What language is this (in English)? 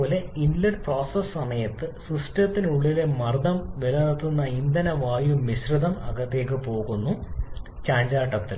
Malayalam